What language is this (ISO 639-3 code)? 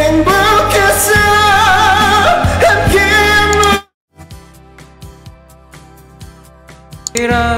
kor